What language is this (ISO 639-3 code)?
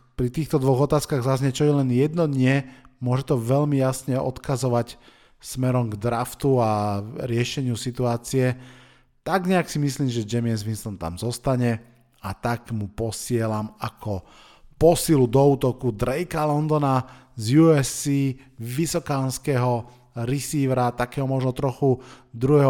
slk